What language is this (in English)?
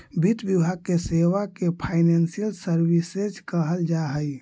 Magahi